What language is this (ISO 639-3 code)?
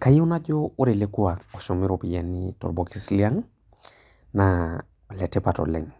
mas